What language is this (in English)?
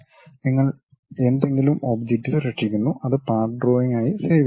Malayalam